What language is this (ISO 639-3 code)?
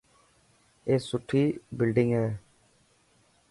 mki